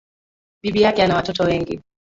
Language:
Swahili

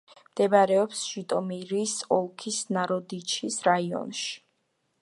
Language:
Georgian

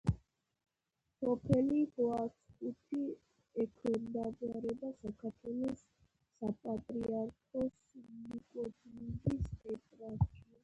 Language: Georgian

